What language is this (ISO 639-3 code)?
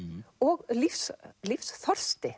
isl